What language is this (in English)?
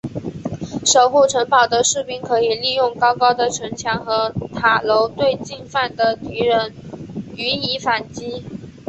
Chinese